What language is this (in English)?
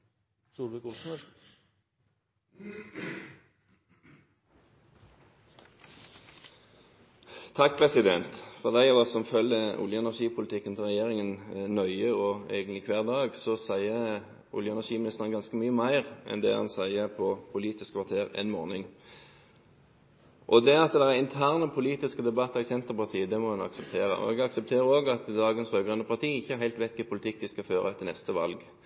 Norwegian Bokmål